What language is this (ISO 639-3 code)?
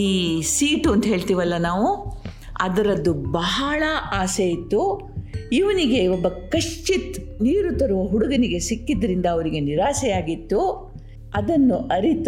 kan